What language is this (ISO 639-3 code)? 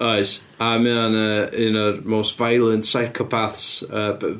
cym